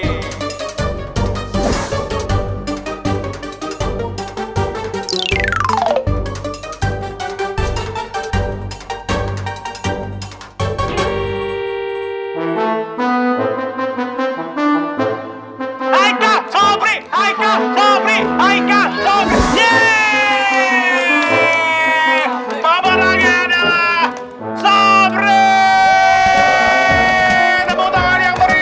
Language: Indonesian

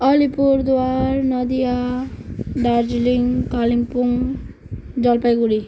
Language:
Nepali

